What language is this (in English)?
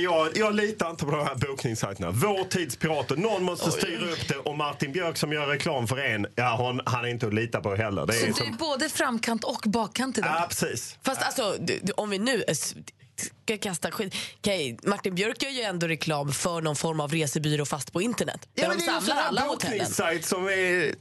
Swedish